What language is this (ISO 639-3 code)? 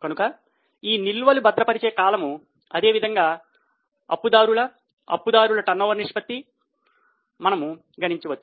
tel